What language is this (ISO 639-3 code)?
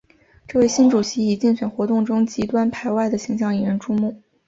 zho